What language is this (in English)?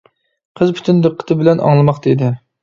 Uyghur